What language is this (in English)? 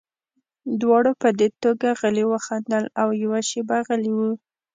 Pashto